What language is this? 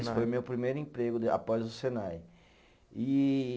Portuguese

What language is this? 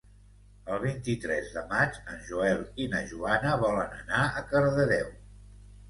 Catalan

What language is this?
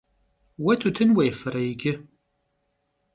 Kabardian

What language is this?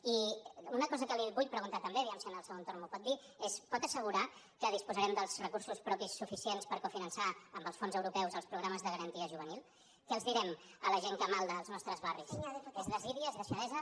Catalan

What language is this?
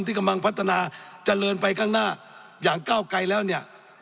Thai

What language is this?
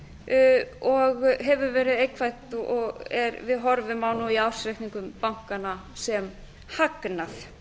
Icelandic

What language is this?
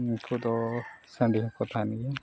Santali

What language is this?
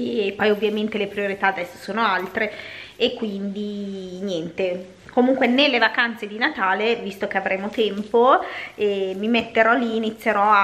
Italian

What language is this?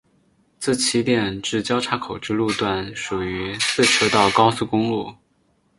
Chinese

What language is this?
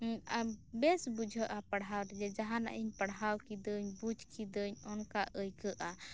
Santali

